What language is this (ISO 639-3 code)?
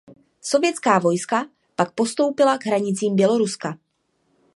ces